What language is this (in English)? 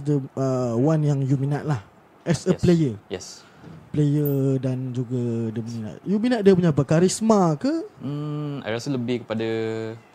Malay